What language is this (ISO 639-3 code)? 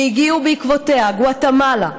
heb